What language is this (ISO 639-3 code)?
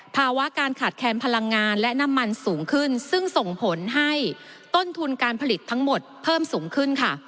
tha